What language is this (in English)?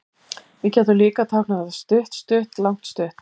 Icelandic